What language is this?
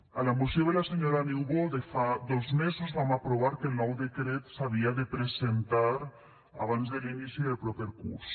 Catalan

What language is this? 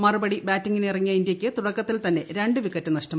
Malayalam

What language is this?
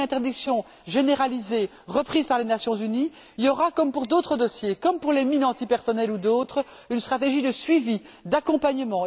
French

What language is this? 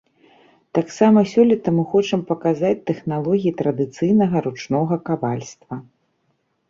Belarusian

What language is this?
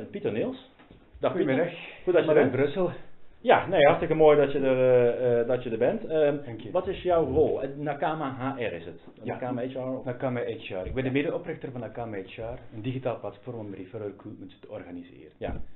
Dutch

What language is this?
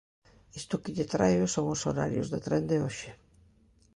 Galician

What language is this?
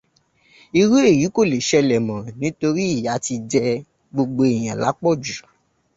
Yoruba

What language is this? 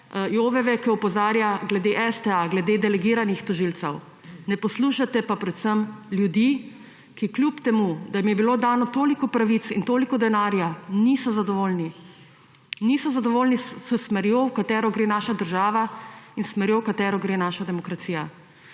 Slovenian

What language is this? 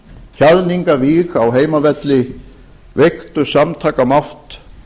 Icelandic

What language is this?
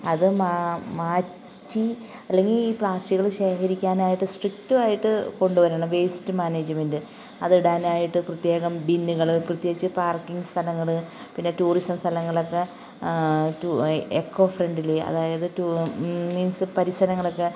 Malayalam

